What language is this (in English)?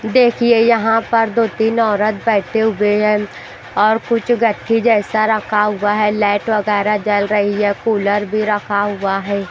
Hindi